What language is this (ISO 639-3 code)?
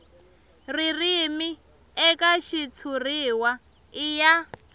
tso